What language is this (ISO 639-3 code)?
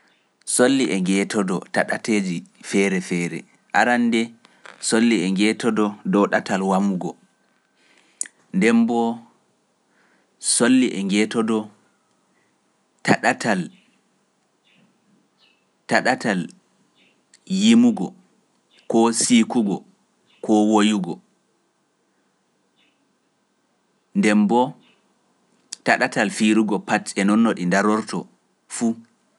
fuf